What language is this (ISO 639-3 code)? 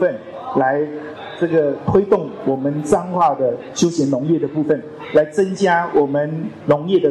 zho